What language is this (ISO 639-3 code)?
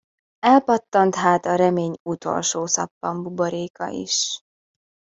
hun